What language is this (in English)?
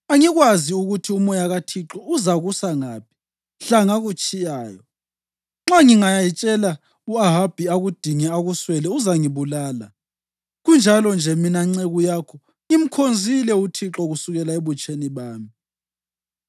North Ndebele